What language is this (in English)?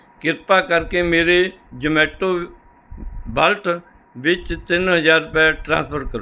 Punjabi